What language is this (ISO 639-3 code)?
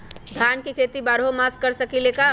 mag